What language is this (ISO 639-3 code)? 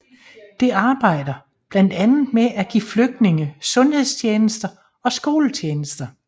dan